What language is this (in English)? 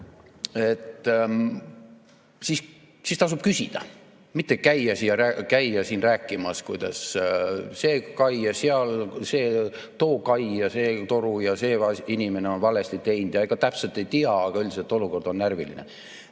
Estonian